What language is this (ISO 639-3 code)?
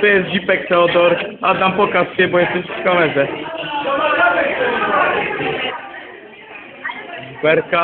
pol